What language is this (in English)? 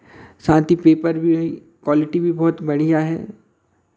Hindi